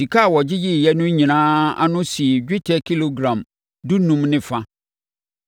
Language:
Akan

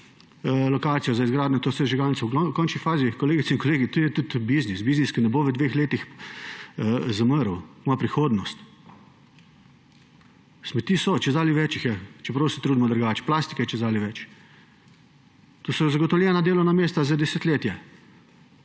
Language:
Slovenian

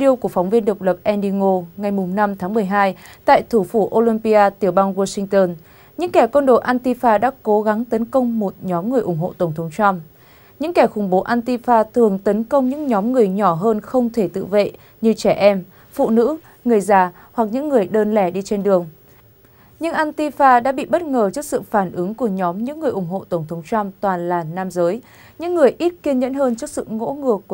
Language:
Vietnamese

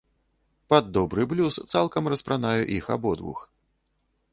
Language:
Belarusian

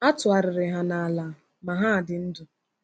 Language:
Igbo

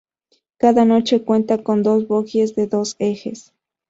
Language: Spanish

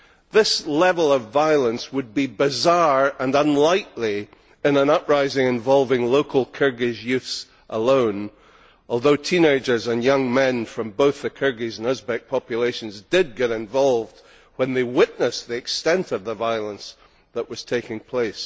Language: English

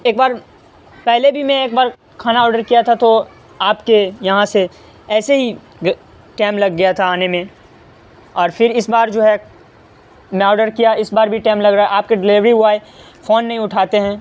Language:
Urdu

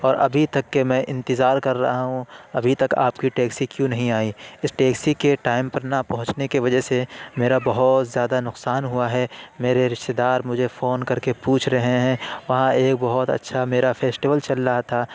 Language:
Urdu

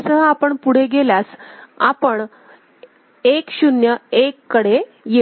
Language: Marathi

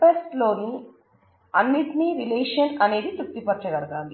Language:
Telugu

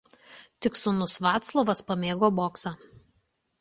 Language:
Lithuanian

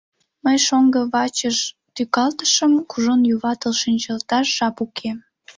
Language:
Mari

